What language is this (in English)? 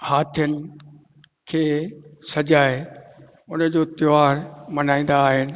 Sindhi